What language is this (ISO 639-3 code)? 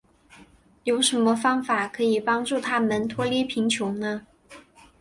zho